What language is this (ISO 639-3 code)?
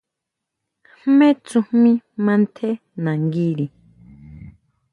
mau